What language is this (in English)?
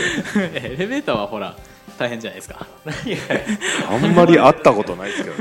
Japanese